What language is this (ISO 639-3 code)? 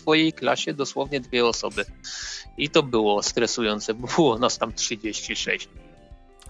pol